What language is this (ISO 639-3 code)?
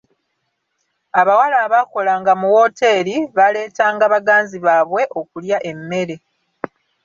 lug